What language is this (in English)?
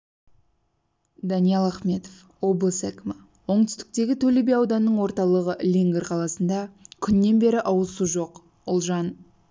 Kazakh